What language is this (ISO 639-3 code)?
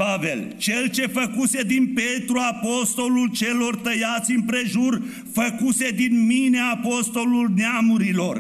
ron